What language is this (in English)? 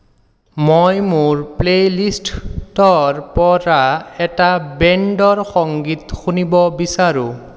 Assamese